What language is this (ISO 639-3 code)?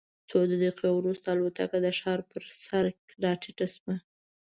pus